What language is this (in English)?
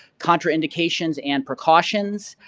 English